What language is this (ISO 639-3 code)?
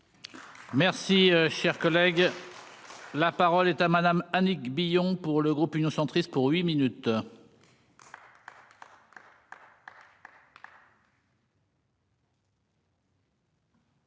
fra